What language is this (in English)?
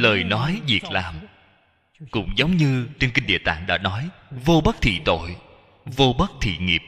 Vietnamese